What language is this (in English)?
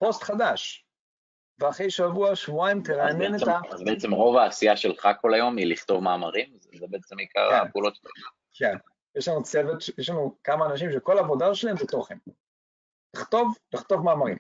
Hebrew